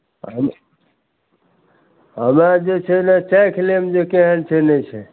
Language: Maithili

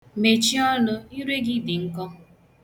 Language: Igbo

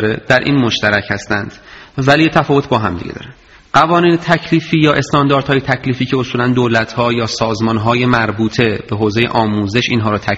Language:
Persian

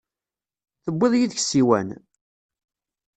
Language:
Kabyle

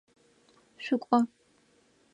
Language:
Adyghe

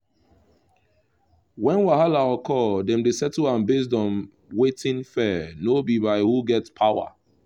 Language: Nigerian Pidgin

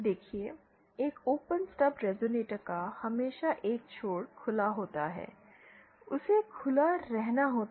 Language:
Hindi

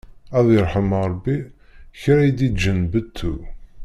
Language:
Kabyle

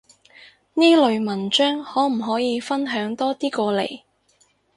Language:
Cantonese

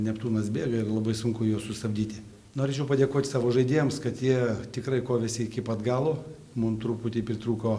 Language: Lithuanian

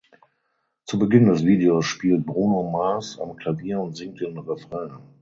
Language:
German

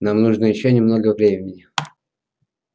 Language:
Russian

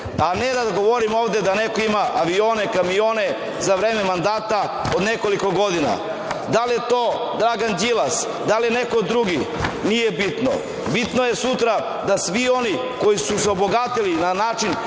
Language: Serbian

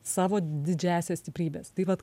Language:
Lithuanian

